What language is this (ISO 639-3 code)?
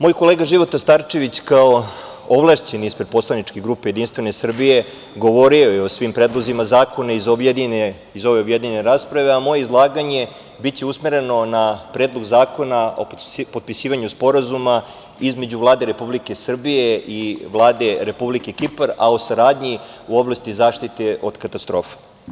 srp